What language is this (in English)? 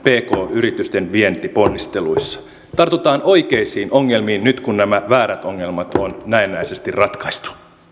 Finnish